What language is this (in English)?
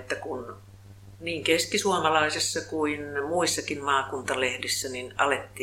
Finnish